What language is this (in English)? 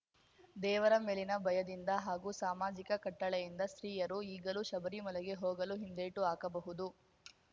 Kannada